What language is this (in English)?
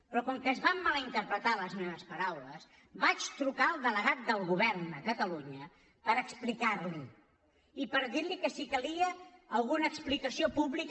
Catalan